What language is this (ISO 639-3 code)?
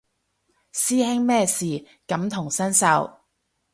yue